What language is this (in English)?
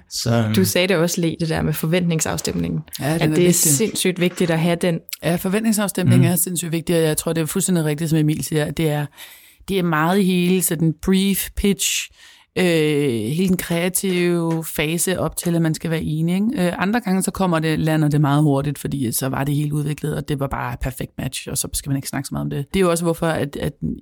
Danish